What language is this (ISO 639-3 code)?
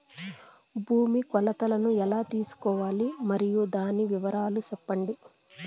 tel